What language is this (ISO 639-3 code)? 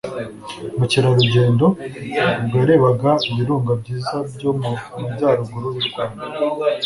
kin